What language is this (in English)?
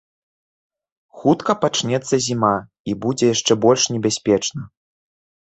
Belarusian